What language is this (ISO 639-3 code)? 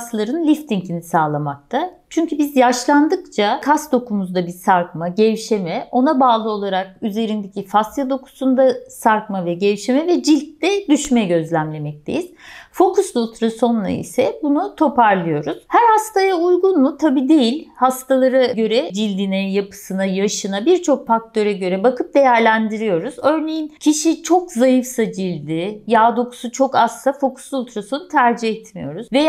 tur